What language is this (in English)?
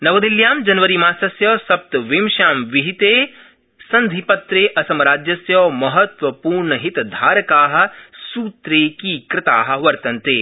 Sanskrit